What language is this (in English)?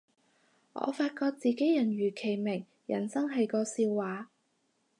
Cantonese